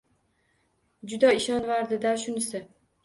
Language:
Uzbek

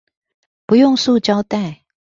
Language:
Chinese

